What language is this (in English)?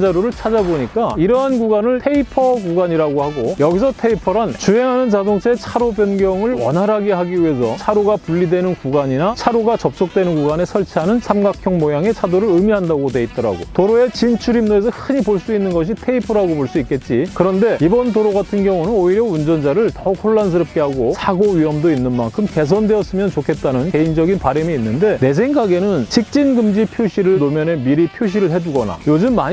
Korean